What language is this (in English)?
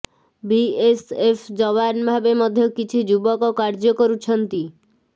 Odia